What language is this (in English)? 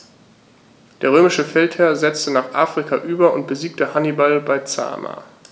German